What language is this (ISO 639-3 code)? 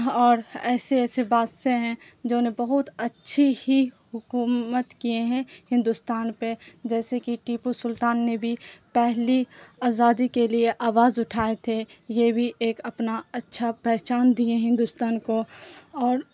urd